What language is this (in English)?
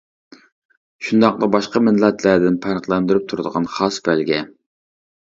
Uyghur